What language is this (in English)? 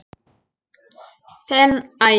Icelandic